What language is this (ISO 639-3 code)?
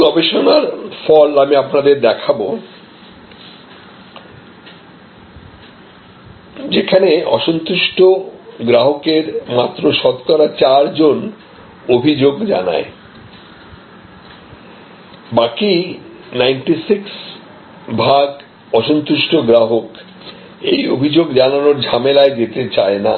ben